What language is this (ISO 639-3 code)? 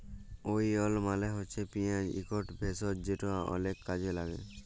ben